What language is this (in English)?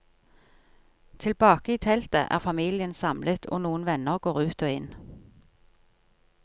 Norwegian